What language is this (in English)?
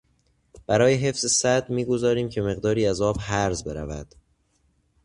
Persian